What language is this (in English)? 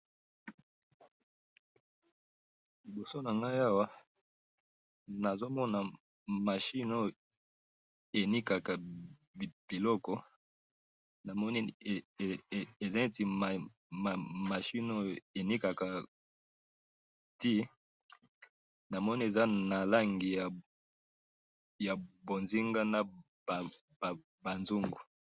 Lingala